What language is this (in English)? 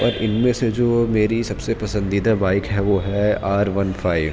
Urdu